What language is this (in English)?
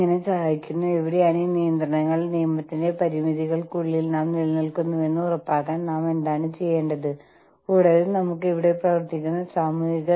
Malayalam